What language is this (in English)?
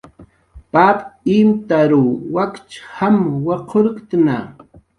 Jaqaru